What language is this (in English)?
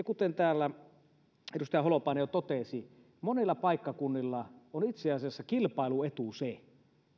Finnish